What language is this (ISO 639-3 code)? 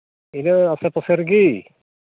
sat